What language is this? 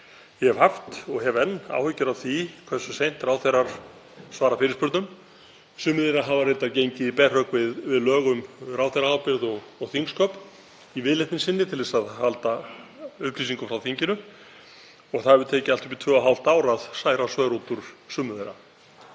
Icelandic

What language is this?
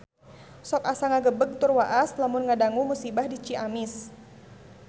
Sundanese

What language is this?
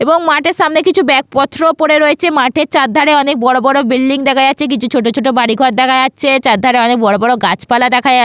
Bangla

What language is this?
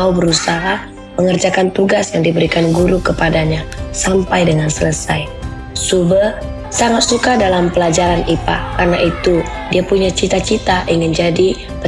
Indonesian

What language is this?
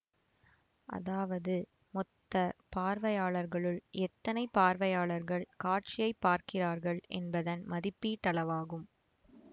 Tamil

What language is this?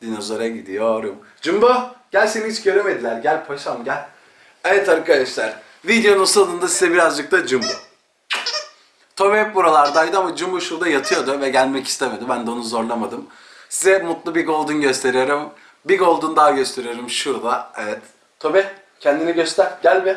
Turkish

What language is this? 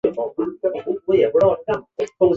Chinese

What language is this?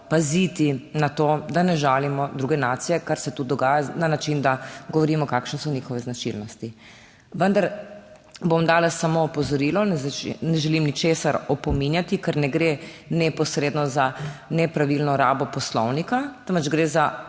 Slovenian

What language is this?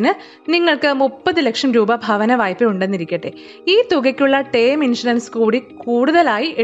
Malayalam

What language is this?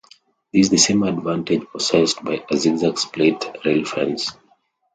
English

